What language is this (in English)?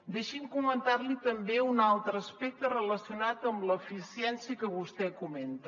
Catalan